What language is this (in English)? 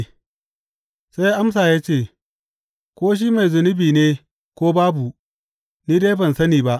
Hausa